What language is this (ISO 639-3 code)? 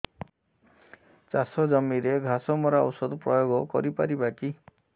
ori